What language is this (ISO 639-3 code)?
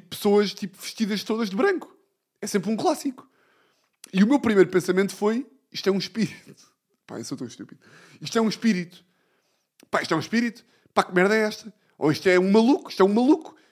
por